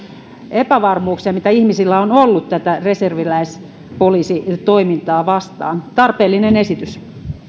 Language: Finnish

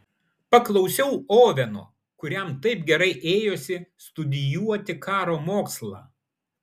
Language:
Lithuanian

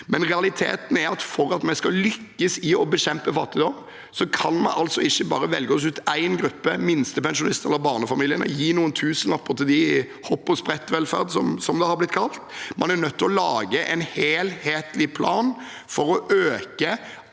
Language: Norwegian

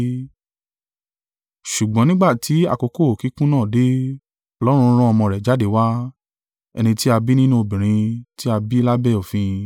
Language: Yoruba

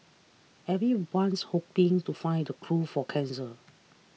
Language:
English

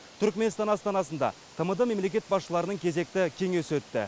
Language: Kazakh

